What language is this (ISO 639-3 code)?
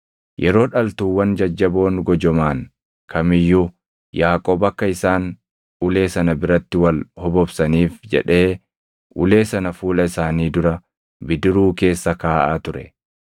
orm